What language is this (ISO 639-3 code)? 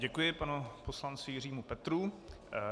ces